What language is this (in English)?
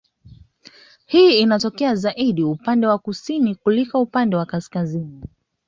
Swahili